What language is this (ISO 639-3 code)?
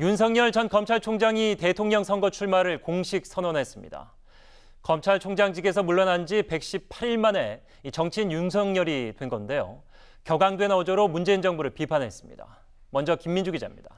kor